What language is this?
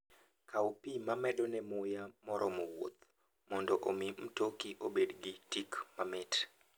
Luo (Kenya and Tanzania)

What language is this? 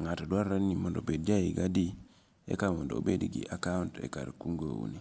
Luo (Kenya and Tanzania)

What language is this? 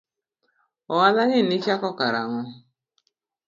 Luo (Kenya and Tanzania)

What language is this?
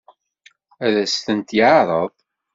Kabyle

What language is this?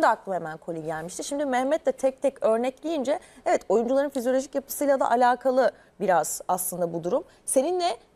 Turkish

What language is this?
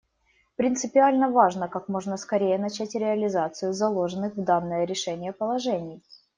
Russian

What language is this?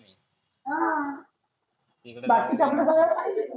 Marathi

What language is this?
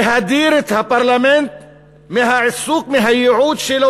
Hebrew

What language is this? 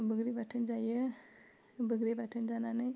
Bodo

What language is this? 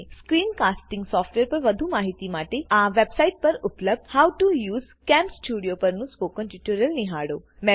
Gujarati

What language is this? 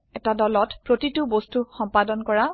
Assamese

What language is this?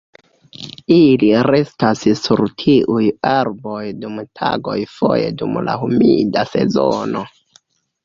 Esperanto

